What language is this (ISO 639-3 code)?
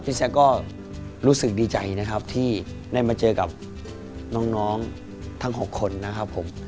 tha